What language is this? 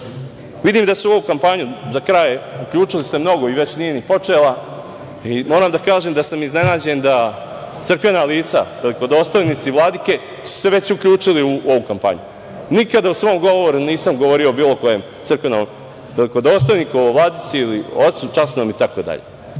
Serbian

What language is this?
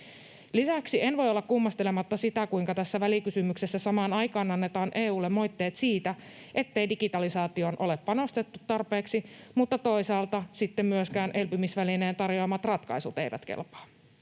Finnish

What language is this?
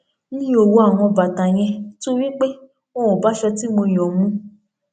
Yoruba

